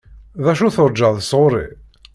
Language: Kabyle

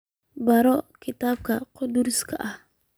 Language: Somali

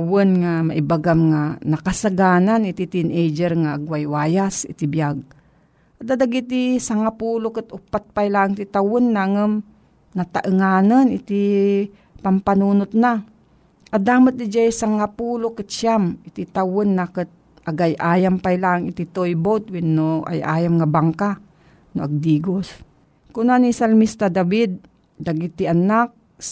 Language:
Filipino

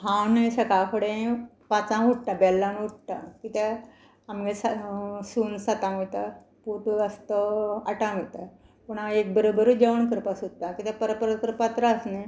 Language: Konkani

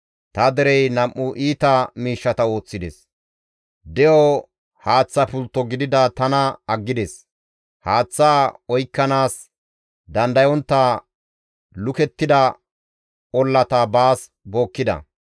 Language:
Gamo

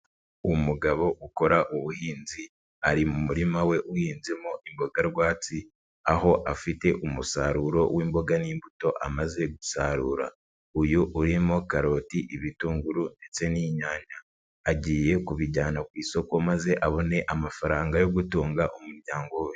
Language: Kinyarwanda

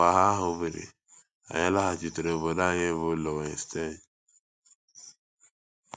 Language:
Igbo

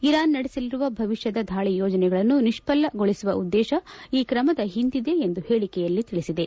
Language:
Kannada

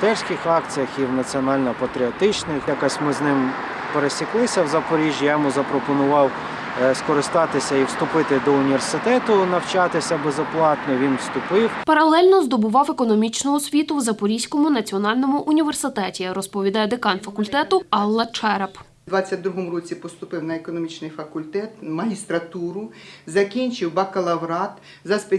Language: Ukrainian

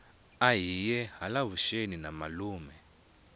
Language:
Tsonga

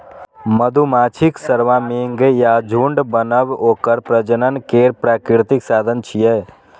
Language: Maithili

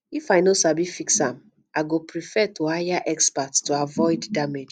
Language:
Nigerian Pidgin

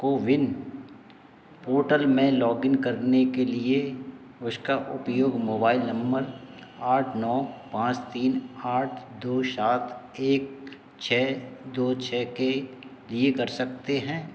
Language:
Hindi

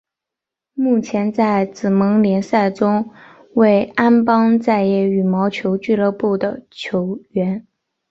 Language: Chinese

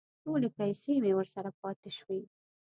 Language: Pashto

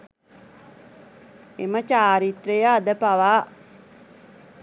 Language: Sinhala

